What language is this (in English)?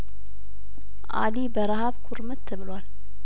Amharic